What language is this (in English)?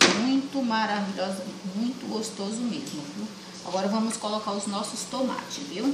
Portuguese